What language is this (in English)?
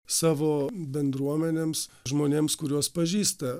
Lithuanian